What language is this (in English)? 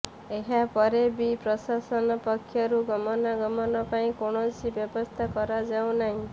Odia